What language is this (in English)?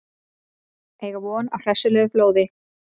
Icelandic